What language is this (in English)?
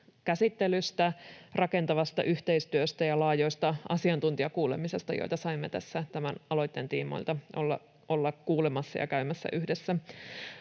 Finnish